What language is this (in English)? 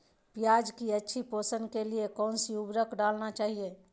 Magahi